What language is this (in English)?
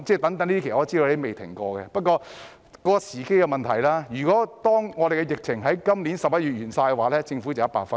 Cantonese